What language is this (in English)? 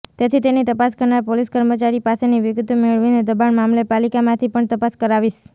Gujarati